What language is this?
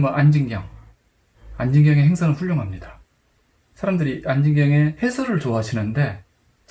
Korean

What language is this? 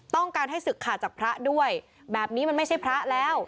Thai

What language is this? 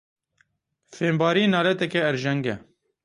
Kurdish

